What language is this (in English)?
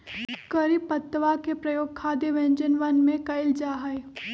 Magahi